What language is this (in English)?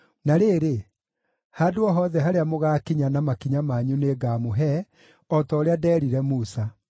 Kikuyu